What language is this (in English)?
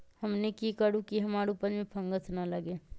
Magahi